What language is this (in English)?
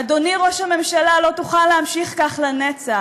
Hebrew